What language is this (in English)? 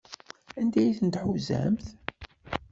Kabyle